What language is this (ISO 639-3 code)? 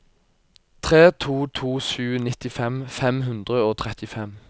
nor